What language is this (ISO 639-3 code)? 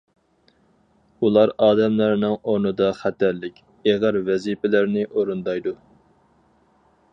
uig